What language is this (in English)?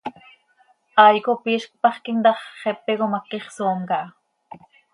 Seri